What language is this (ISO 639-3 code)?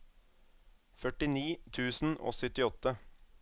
nor